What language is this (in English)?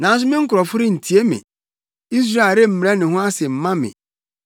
Akan